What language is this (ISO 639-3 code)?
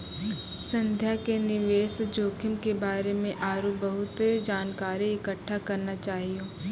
mai